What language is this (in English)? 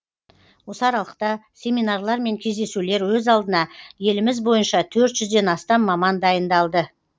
Kazakh